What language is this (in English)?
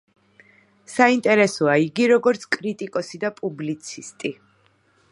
Georgian